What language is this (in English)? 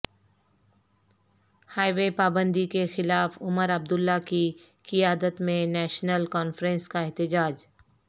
Urdu